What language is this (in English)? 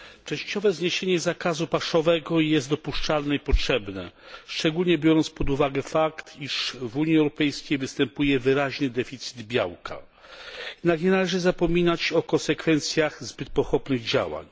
Polish